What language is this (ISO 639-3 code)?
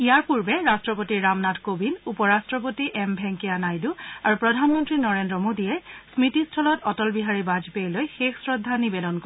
asm